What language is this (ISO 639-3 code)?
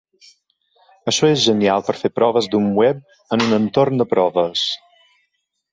cat